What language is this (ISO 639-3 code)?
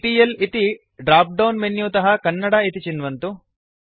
san